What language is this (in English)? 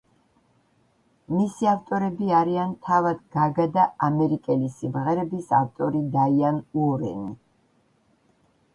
Georgian